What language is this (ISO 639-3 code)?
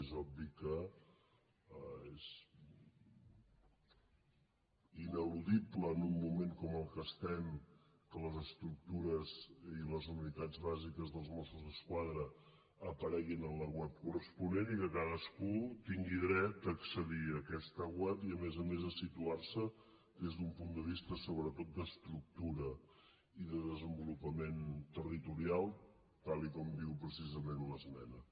cat